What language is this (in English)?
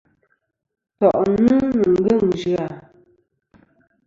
Kom